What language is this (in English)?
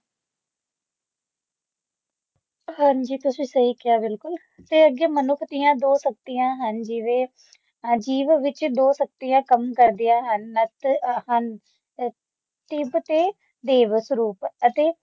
Punjabi